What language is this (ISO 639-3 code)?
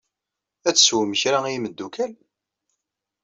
kab